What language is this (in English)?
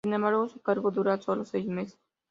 Spanish